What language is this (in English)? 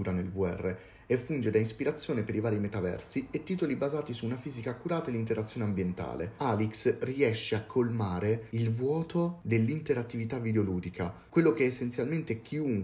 Italian